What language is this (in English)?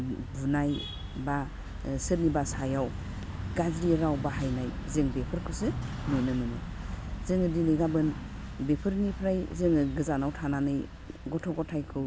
Bodo